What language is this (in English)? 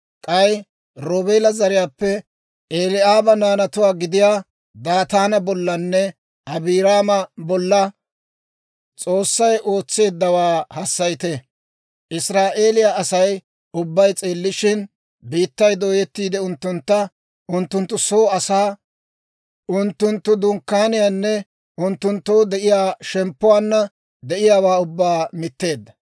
Dawro